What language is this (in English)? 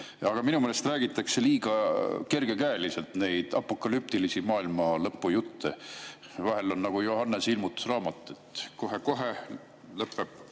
Estonian